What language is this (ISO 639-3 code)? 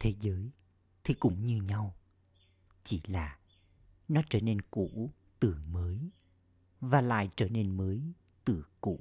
vie